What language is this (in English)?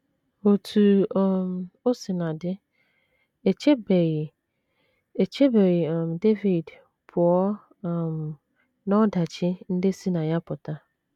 Igbo